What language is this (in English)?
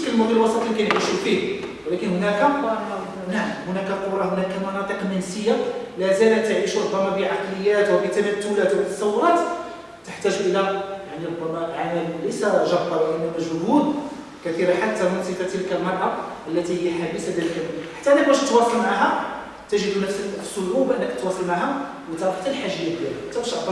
Arabic